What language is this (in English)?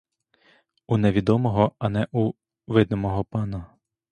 Ukrainian